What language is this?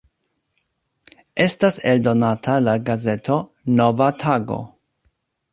Esperanto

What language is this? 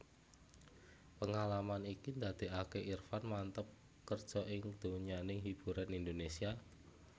Javanese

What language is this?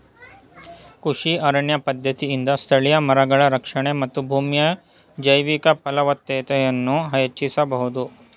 Kannada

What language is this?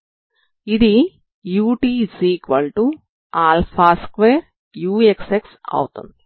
Telugu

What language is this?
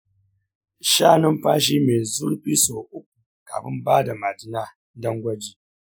Hausa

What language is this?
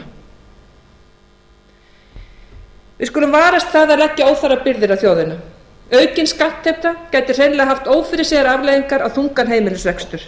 Icelandic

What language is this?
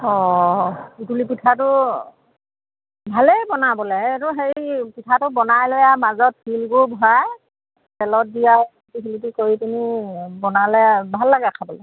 Assamese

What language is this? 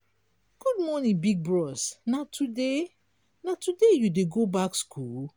Nigerian Pidgin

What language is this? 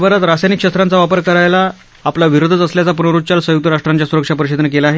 Marathi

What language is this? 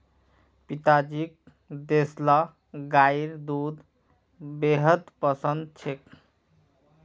Magahi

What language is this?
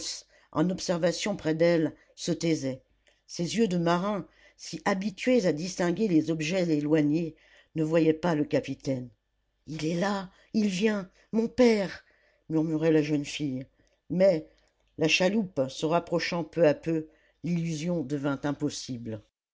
French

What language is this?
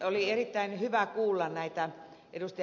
Finnish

